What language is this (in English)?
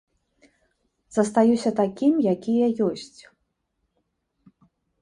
Belarusian